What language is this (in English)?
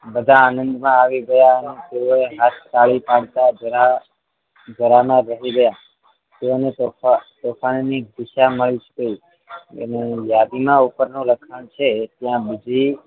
Gujarati